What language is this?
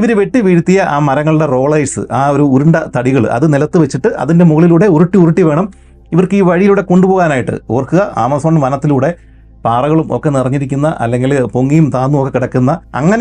Malayalam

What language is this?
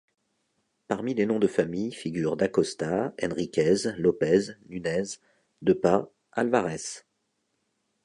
French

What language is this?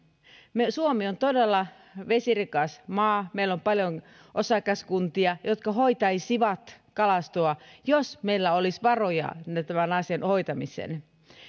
Finnish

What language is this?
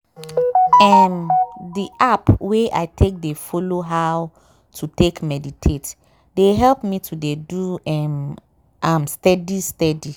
Nigerian Pidgin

